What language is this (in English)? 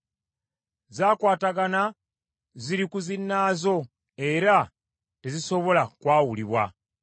Ganda